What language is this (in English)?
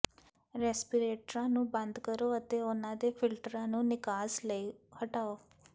Punjabi